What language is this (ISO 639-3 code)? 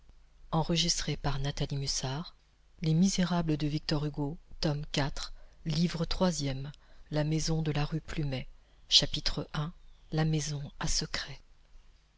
fra